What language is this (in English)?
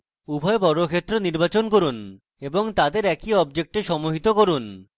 Bangla